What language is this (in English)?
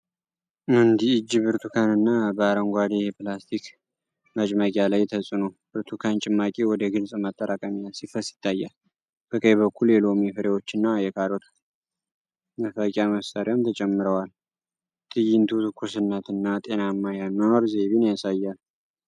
Amharic